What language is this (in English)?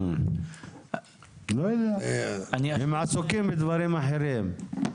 Hebrew